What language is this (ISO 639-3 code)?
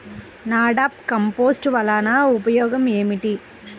tel